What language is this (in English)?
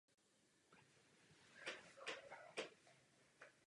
Czech